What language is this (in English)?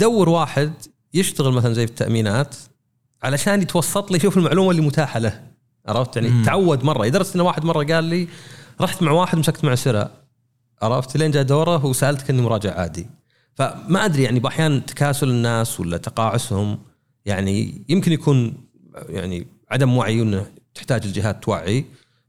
Arabic